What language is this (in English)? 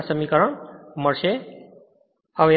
Gujarati